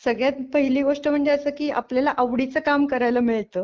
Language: Marathi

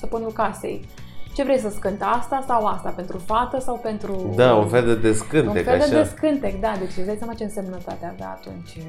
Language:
Romanian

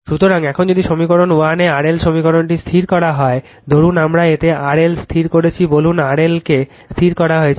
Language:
Bangla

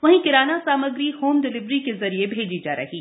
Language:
Hindi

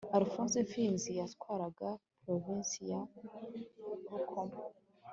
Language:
Kinyarwanda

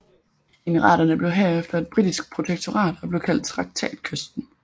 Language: Danish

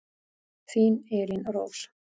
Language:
Icelandic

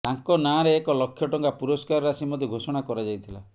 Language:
Odia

